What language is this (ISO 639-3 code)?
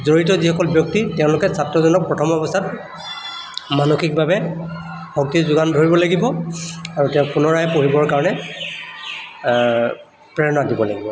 asm